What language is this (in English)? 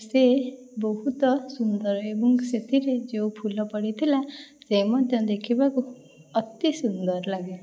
Odia